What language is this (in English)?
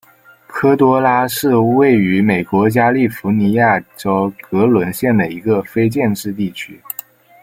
Chinese